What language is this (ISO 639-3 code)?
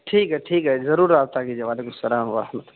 urd